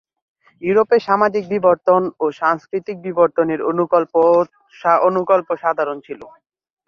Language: Bangla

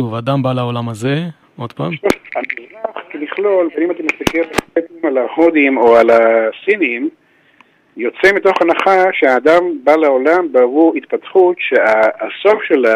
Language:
Hebrew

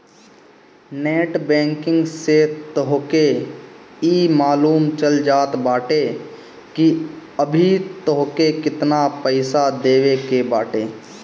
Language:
Bhojpuri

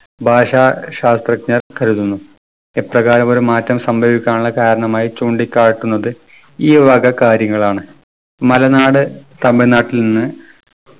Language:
Malayalam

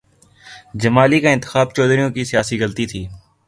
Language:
Urdu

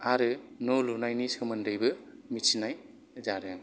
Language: Bodo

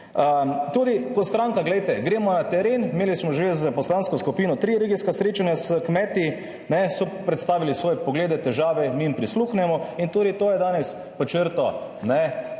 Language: Slovenian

